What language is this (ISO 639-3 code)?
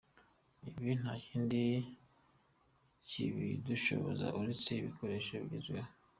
kin